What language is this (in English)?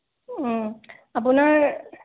Assamese